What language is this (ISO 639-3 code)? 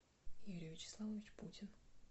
rus